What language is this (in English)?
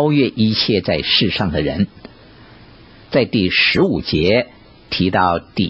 Chinese